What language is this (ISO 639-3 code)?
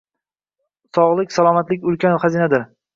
uzb